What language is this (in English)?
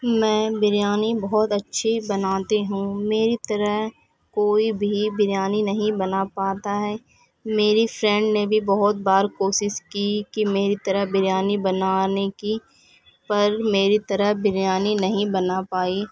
Urdu